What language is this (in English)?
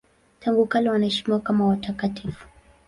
Swahili